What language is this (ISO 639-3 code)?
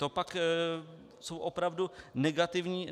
ces